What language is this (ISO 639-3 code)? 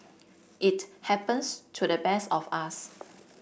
eng